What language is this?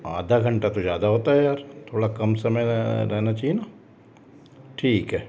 Hindi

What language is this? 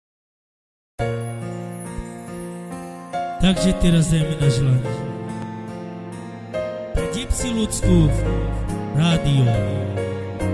Romanian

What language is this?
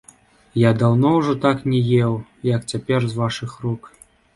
Belarusian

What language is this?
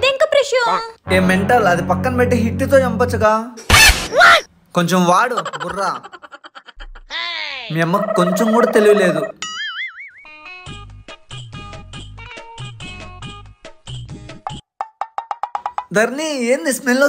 Hindi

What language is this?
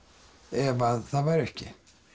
Icelandic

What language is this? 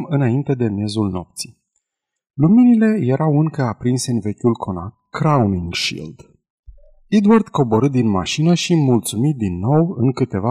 Romanian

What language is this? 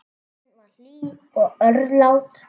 Icelandic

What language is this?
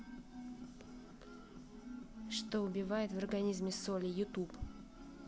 Russian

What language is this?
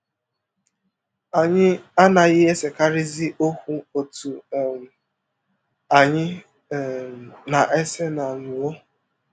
Igbo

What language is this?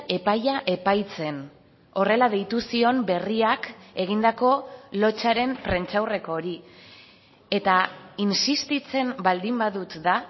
Basque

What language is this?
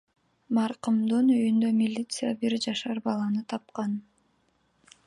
Kyrgyz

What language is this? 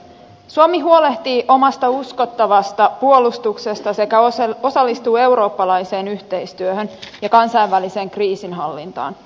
Finnish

